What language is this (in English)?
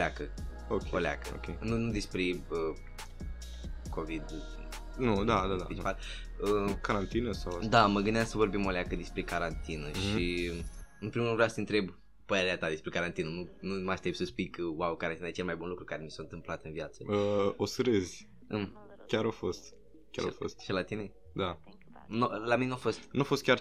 Romanian